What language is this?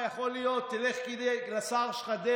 Hebrew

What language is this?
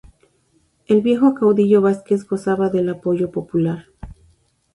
Spanish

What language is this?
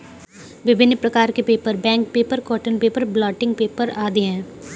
Hindi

